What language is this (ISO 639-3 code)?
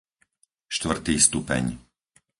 slk